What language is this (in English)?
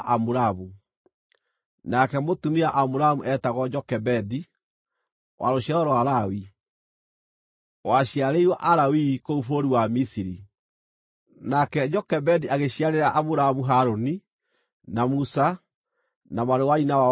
Kikuyu